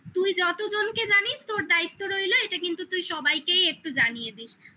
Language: Bangla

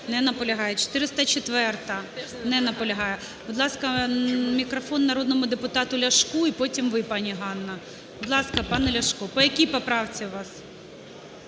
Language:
Ukrainian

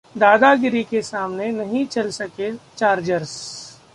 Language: Hindi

